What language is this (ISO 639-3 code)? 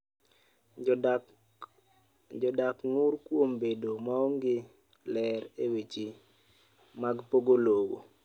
luo